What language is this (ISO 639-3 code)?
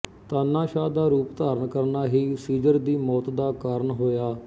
pan